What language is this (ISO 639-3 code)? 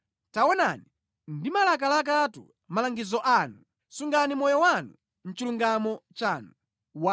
nya